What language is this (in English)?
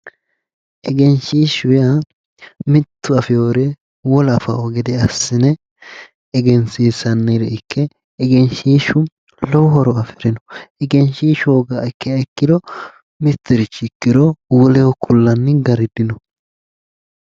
Sidamo